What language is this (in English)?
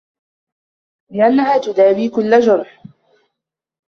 Arabic